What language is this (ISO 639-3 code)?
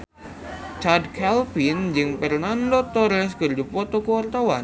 sun